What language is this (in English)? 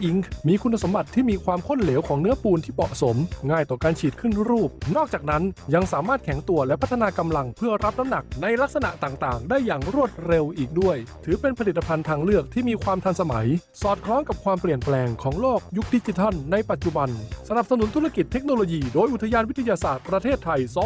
Thai